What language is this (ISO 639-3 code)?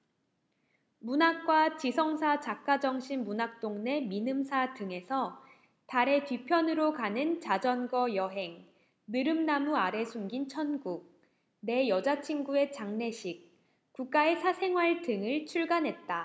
kor